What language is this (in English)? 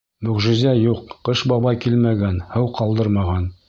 Bashkir